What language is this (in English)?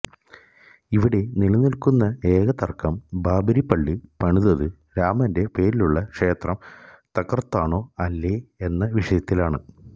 Malayalam